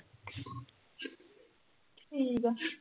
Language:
Punjabi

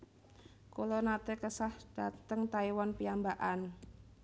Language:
Javanese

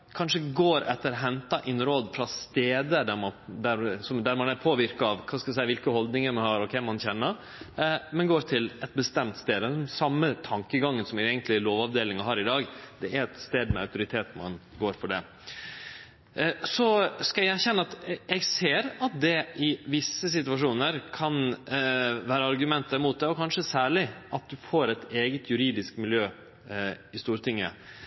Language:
Norwegian Nynorsk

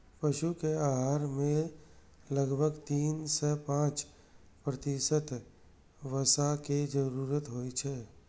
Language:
Maithili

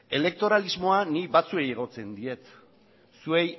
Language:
Basque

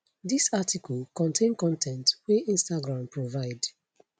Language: Nigerian Pidgin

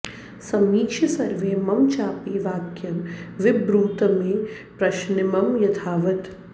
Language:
Sanskrit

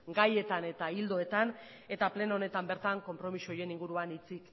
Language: Basque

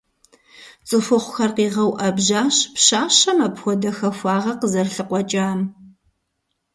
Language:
Kabardian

